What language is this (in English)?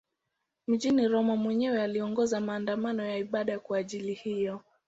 Swahili